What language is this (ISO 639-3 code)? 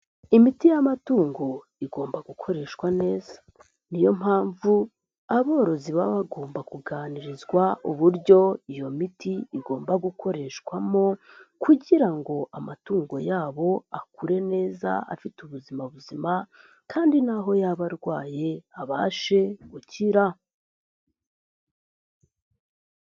kin